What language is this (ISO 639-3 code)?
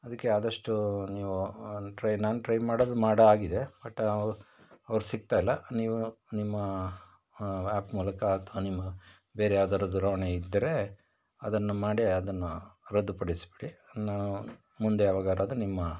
kan